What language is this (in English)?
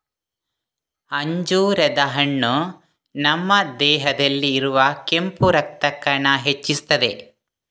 Kannada